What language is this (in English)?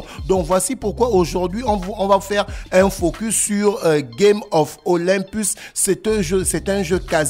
French